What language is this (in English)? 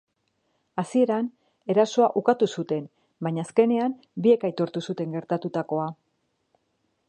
Basque